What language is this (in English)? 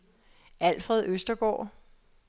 Danish